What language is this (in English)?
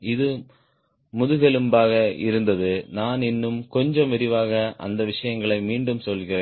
Tamil